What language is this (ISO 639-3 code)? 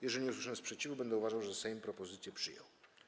pol